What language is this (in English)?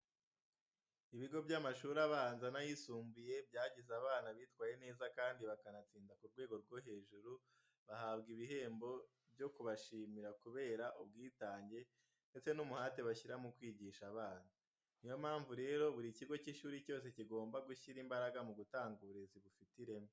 Kinyarwanda